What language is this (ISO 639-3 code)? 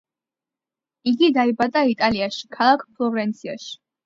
kat